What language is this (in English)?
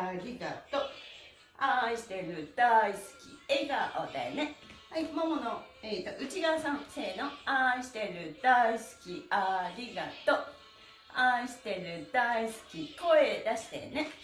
Japanese